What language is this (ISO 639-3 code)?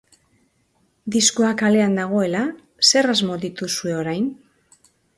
eus